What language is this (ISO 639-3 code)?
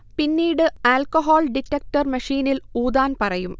mal